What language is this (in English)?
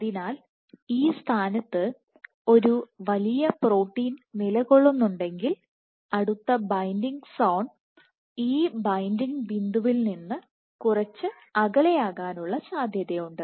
Malayalam